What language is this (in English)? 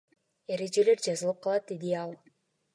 Kyrgyz